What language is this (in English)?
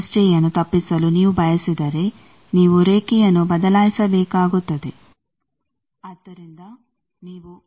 Kannada